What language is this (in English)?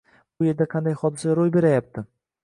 Uzbek